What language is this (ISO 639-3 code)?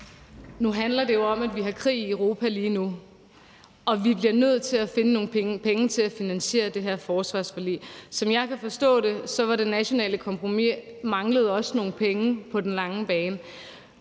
dan